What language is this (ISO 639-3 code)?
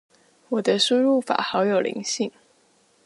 zho